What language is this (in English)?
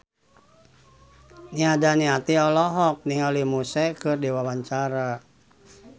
Sundanese